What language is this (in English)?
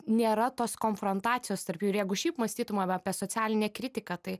Lithuanian